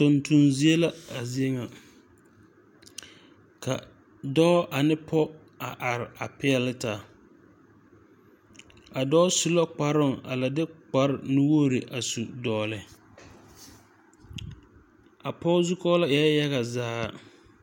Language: Southern Dagaare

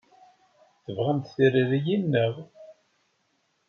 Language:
Kabyle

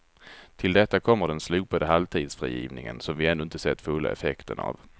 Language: Swedish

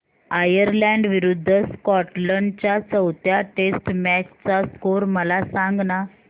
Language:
Marathi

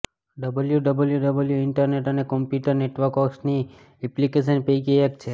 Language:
Gujarati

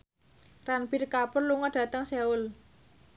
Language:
Javanese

